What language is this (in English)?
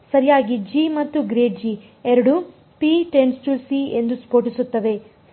Kannada